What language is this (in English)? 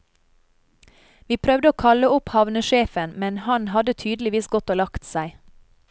Norwegian